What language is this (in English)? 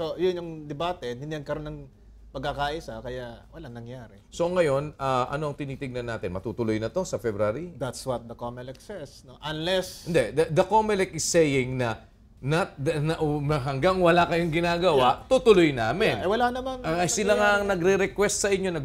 Filipino